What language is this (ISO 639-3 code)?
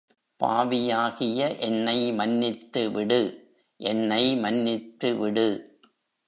tam